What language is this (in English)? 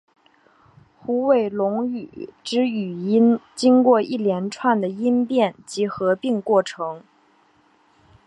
Chinese